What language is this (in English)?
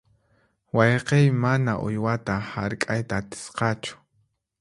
Puno Quechua